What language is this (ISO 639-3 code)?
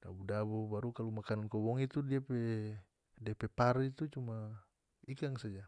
max